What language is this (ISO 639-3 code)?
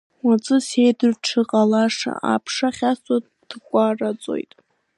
abk